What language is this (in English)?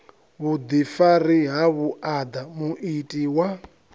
Venda